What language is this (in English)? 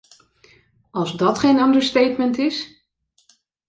Dutch